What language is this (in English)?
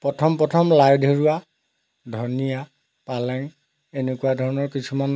Assamese